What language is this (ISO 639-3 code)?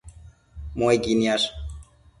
mcf